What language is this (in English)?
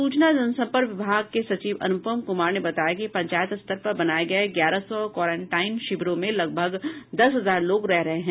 Hindi